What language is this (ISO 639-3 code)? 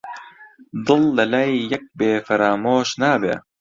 ckb